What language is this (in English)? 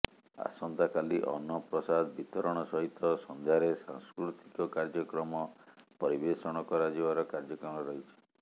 Odia